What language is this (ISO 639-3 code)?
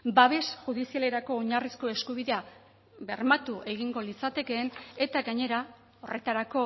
eus